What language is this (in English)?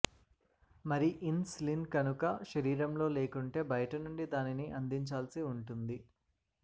Telugu